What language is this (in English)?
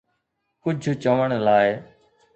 Sindhi